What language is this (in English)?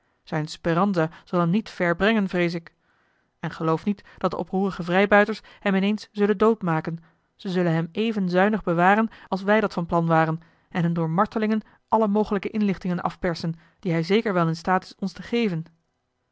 Dutch